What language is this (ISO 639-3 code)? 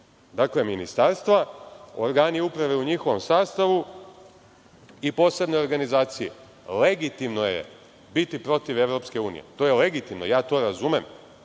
srp